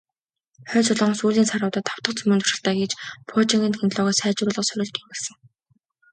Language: Mongolian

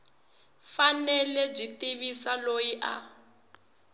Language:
Tsonga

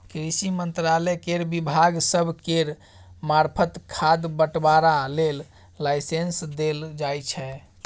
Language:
Maithili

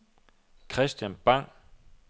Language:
Danish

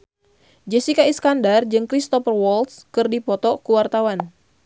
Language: Sundanese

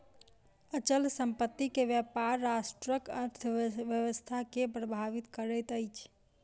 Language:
Maithili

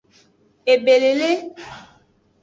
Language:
Aja (Benin)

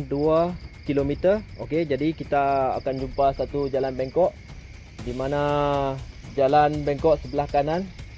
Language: Malay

